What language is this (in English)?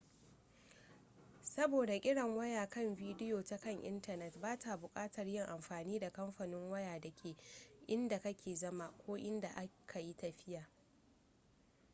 Hausa